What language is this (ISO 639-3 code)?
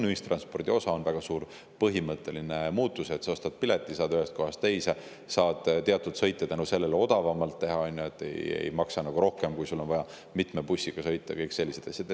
est